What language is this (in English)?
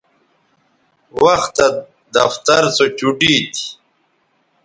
Bateri